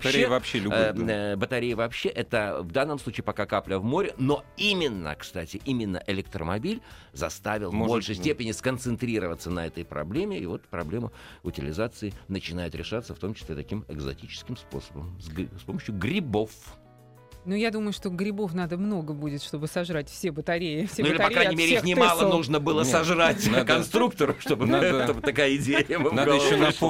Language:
Russian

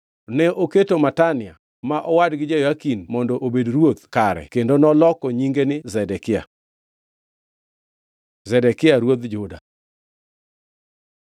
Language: Luo (Kenya and Tanzania)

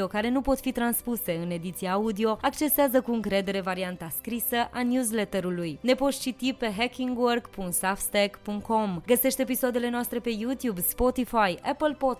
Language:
Romanian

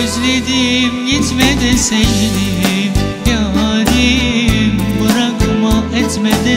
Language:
Turkish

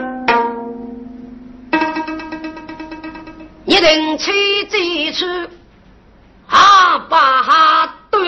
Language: Chinese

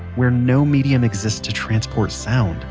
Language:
English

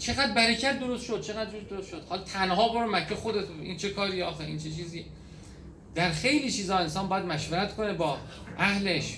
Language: Persian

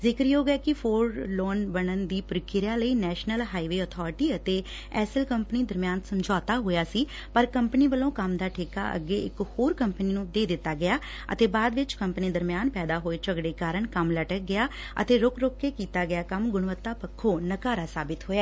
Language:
Punjabi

